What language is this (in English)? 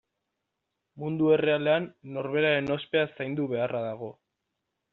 Basque